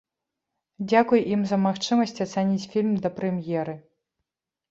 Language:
Belarusian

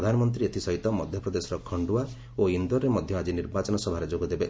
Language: Odia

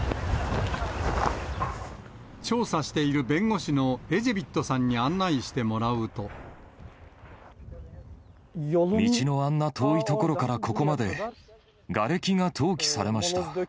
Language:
Japanese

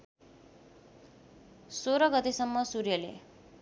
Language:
Nepali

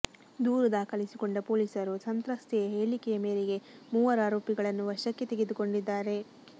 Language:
Kannada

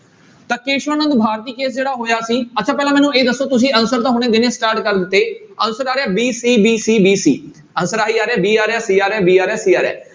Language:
Punjabi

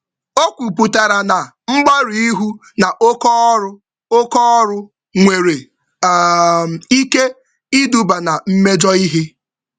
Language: Igbo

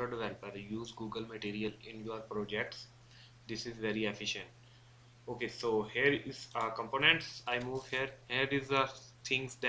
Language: English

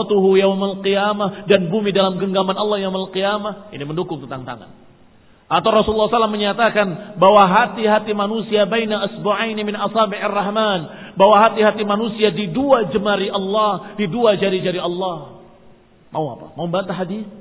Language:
Indonesian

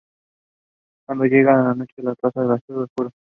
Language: Spanish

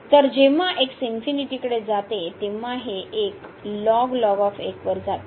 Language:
Marathi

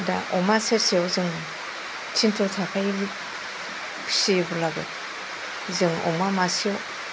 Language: Bodo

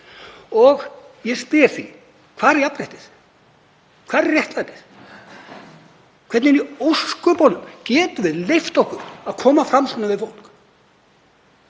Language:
Icelandic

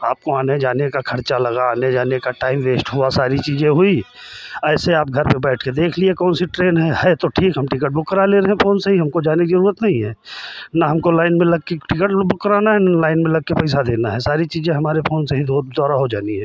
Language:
Hindi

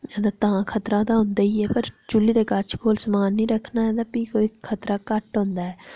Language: Dogri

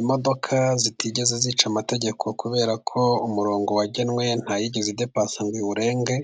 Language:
Kinyarwanda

